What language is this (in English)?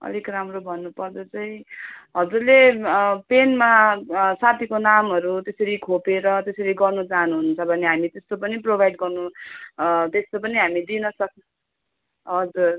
Nepali